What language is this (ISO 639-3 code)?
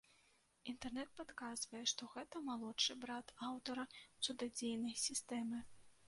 bel